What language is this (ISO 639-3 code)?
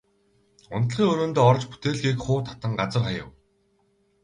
mon